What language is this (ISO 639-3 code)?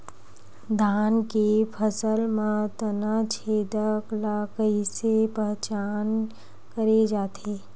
hne